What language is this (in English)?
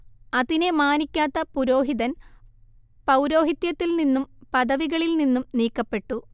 Malayalam